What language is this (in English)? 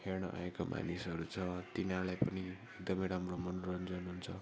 Nepali